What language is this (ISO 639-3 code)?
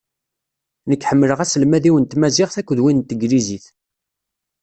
kab